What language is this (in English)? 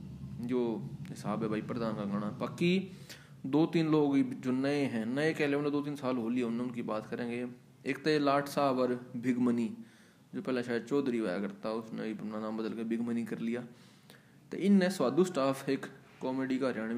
Hindi